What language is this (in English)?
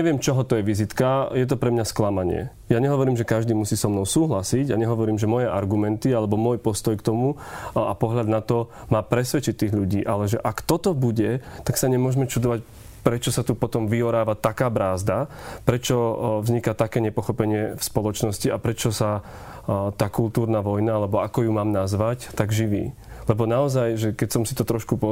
Slovak